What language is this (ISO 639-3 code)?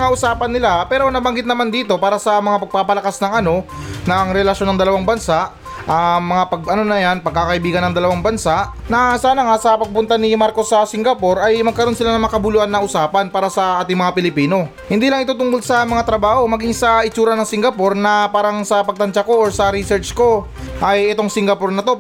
fil